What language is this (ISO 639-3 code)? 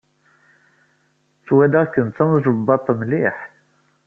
kab